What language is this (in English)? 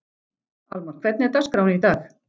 Icelandic